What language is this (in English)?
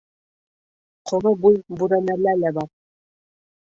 Bashkir